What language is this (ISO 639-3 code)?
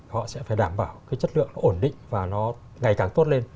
vie